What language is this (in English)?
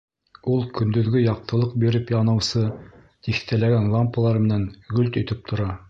Bashkir